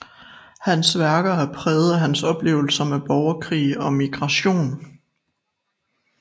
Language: Danish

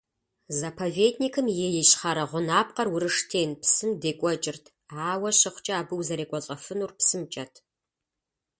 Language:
Kabardian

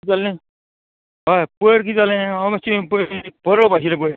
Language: Konkani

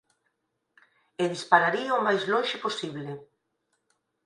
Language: Galician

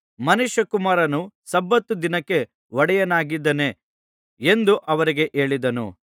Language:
Kannada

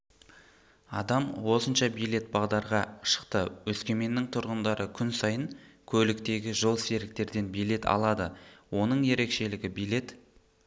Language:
Kazakh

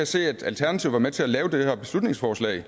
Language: Danish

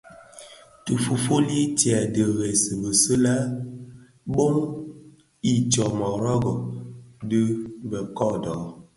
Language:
Bafia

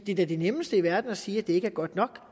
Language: Danish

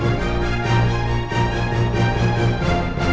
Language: Indonesian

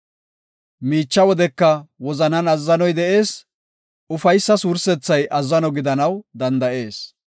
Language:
Gofa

